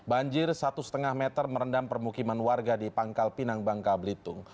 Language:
Indonesian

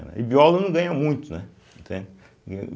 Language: Portuguese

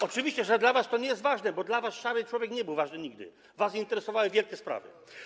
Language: Polish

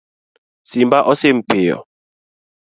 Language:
Luo (Kenya and Tanzania)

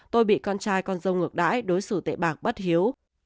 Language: Vietnamese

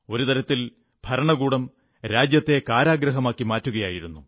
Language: Malayalam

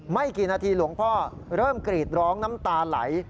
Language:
Thai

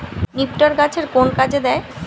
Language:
Bangla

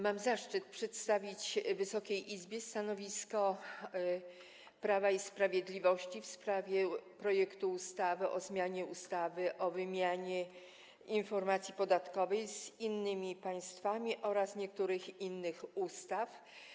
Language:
Polish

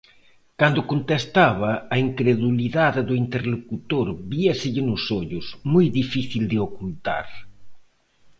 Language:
Galician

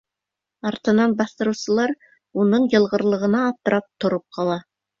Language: Bashkir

